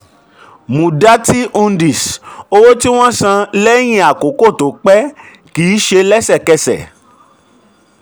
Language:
Yoruba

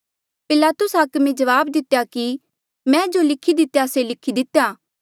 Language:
Mandeali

